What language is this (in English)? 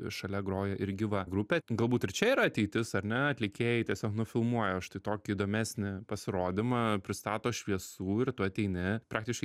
Lithuanian